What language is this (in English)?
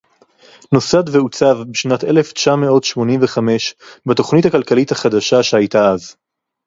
Hebrew